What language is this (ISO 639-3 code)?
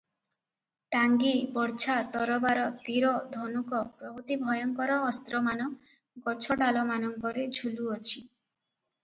ori